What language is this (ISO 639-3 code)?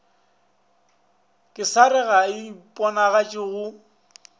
nso